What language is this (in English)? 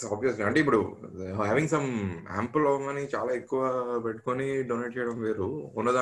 Telugu